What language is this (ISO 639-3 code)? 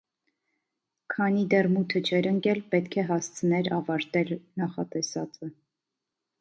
hye